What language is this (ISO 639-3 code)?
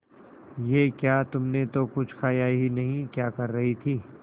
hin